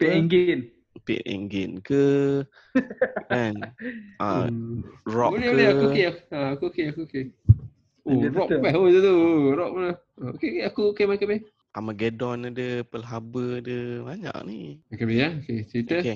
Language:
Malay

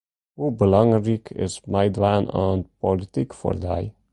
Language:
Western Frisian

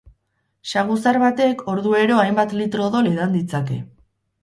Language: Basque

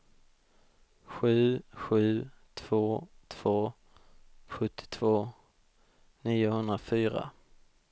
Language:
Swedish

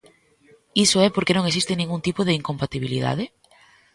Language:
Galician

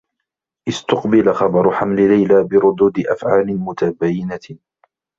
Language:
Arabic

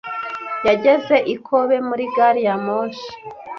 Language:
Kinyarwanda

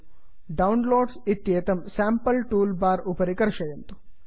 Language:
Sanskrit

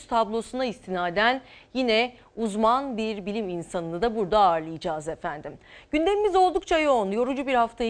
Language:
Turkish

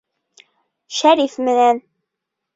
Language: Bashkir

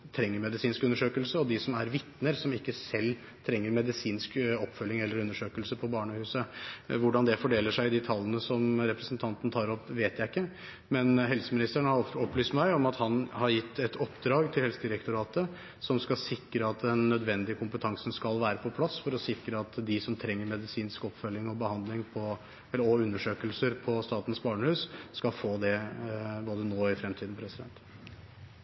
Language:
Norwegian Bokmål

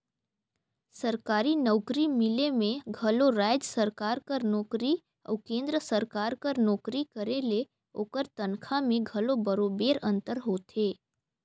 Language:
Chhattisgarhi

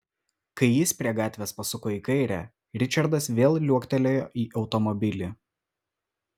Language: Lithuanian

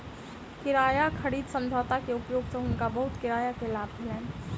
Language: Maithili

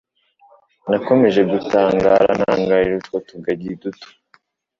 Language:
Kinyarwanda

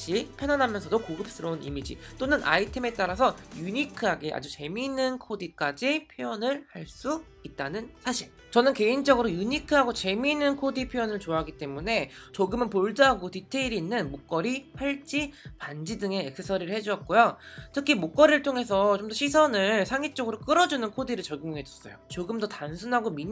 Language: Korean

